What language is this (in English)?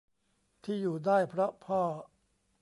Thai